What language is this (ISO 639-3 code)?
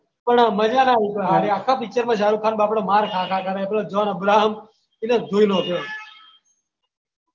guj